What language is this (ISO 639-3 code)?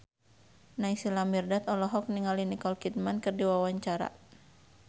sun